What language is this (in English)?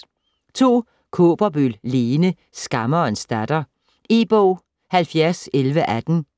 Danish